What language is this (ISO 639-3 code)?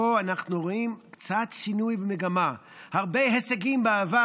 heb